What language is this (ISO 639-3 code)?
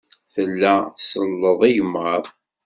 kab